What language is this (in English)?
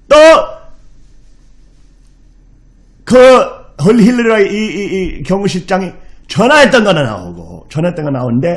Korean